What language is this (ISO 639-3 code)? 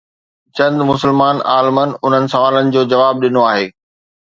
snd